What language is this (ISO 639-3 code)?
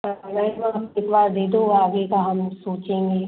hin